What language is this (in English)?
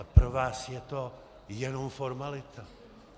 Czech